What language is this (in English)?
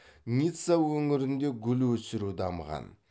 Kazakh